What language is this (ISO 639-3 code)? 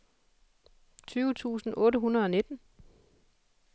dan